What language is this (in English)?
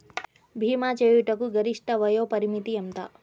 Telugu